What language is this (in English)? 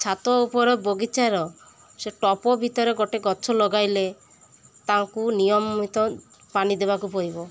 Odia